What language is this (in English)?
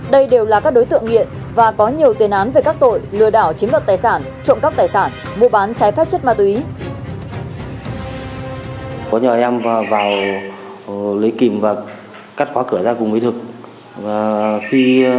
Vietnamese